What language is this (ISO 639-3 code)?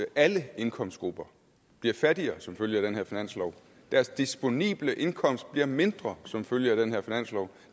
dan